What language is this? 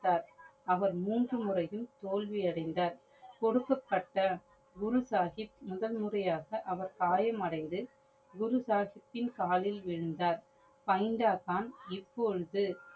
Tamil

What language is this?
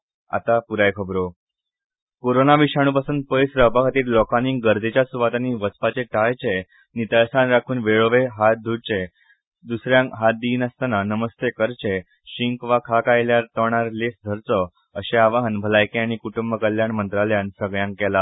Konkani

